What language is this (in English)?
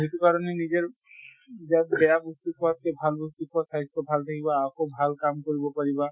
Assamese